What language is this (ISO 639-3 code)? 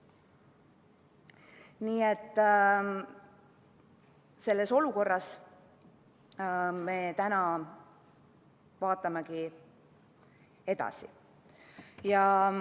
est